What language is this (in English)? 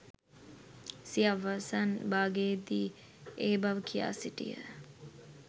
Sinhala